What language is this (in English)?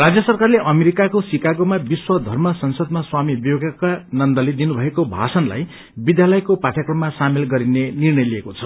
Nepali